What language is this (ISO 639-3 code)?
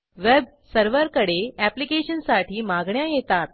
mar